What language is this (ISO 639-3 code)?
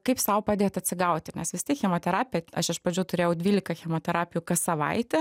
lit